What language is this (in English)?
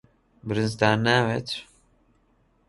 Central Kurdish